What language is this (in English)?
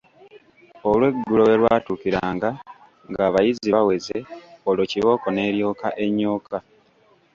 Ganda